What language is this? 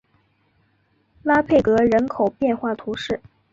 Chinese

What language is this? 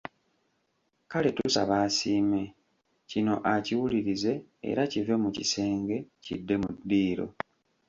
Ganda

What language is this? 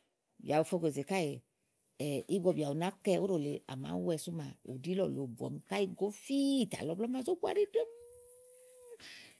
Igo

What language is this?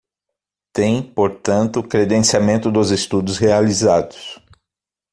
Portuguese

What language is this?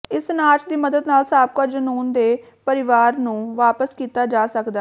Punjabi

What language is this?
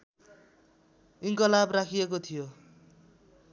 Nepali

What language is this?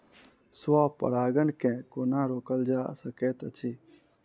Maithili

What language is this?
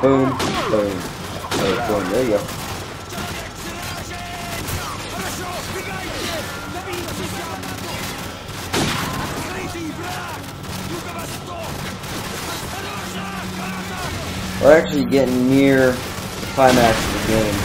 English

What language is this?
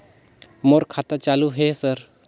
Chhattisgarhi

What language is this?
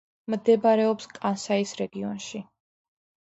Georgian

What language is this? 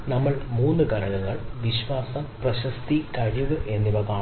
Malayalam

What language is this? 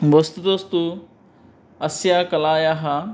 Sanskrit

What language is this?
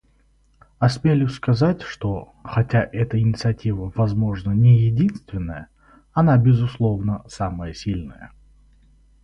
Russian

